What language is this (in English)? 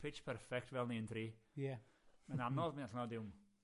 Welsh